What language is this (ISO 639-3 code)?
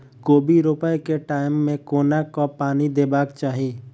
mai